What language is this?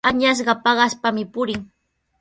Sihuas Ancash Quechua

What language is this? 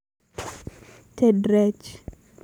Luo (Kenya and Tanzania)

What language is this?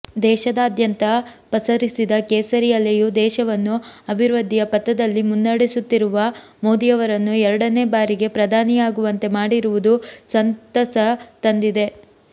Kannada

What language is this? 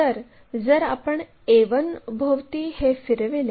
Marathi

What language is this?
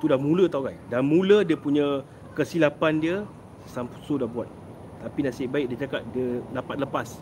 Malay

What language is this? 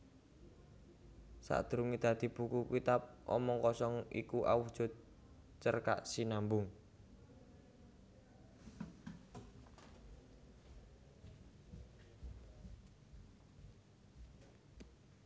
Javanese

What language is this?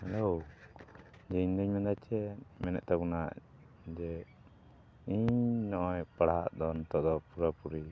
Santali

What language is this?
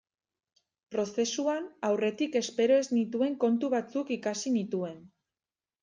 Basque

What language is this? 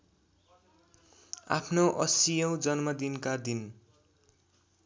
Nepali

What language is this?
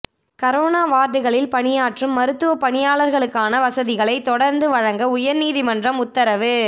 Tamil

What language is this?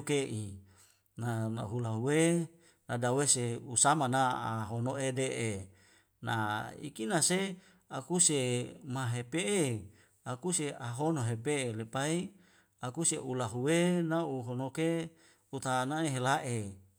Wemale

